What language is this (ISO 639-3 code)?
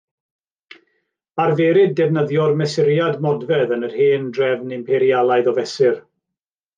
cym